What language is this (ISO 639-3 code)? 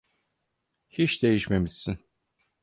tur